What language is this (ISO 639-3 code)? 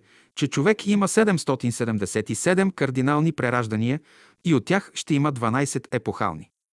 bul